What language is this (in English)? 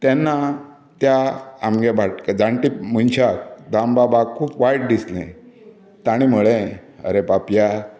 Konkani